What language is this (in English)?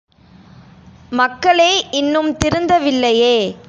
Tamil